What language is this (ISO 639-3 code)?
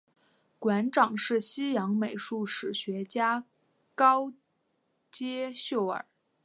zho